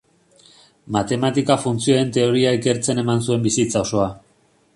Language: Basque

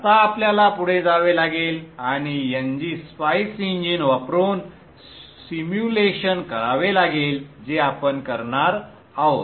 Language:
Marathi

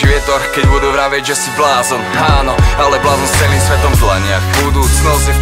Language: Slovak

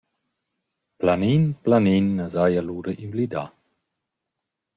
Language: Romansh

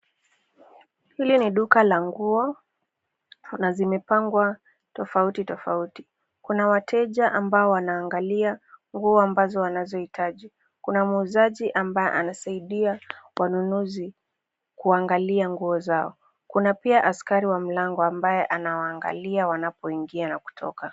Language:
Swahili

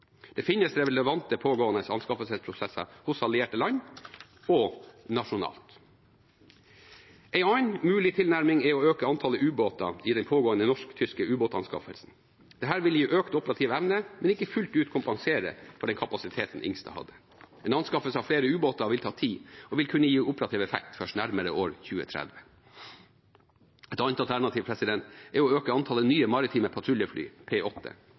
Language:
Norwegian Bokmål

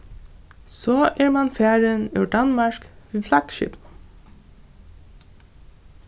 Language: Faroese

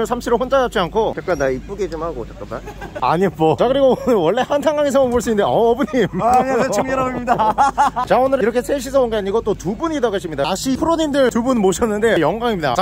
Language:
Korean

